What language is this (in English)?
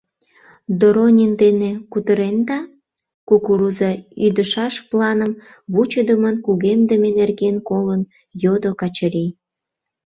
Mari